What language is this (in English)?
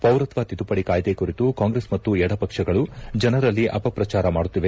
Kannada